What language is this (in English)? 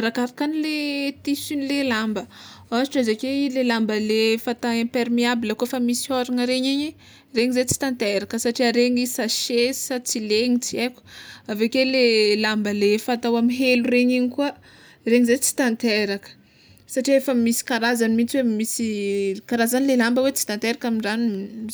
Tsimihety Malagasy